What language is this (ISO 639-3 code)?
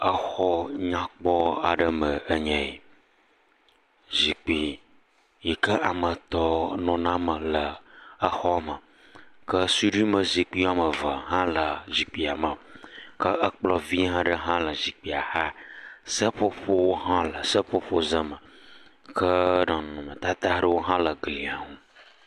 ewe